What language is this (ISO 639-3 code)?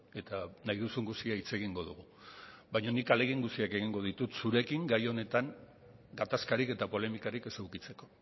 eus